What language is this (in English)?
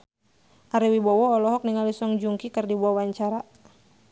Sundanese